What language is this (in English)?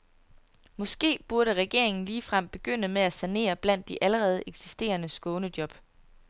Danish